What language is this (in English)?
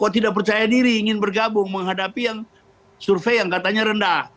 Indonesian